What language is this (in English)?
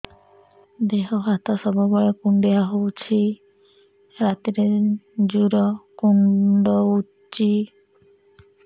Odia